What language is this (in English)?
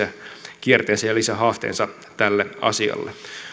Finnish